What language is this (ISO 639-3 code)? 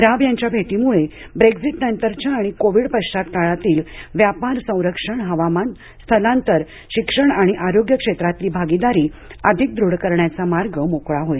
mar